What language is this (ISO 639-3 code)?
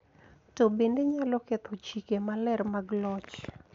luo